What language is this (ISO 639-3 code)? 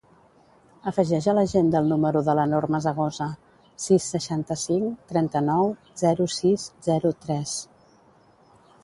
cat